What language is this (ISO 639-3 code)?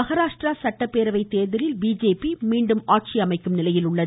tam